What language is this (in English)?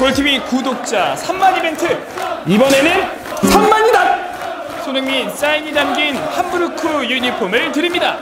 Korean